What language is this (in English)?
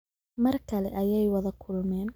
Somali